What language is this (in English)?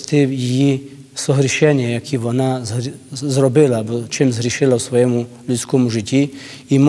Ukrainian